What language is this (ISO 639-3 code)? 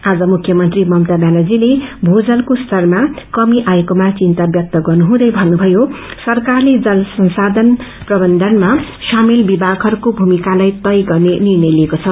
nep